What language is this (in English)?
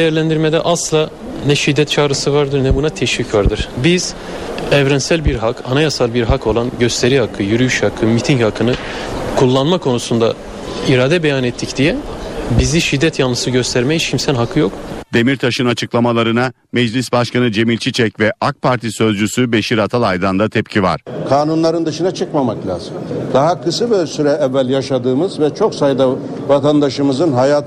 Turkish